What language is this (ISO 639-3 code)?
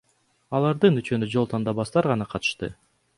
kir